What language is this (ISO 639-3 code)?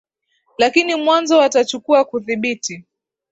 swa